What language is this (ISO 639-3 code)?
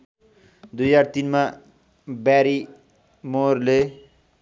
nep